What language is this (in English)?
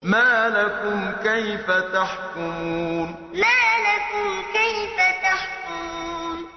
Arabic